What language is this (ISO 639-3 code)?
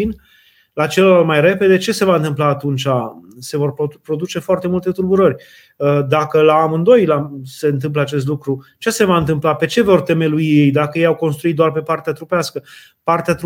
ron